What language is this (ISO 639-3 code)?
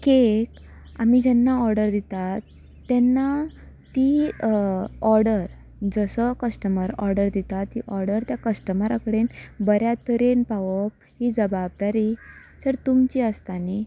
kok